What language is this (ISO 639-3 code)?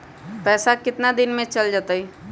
mag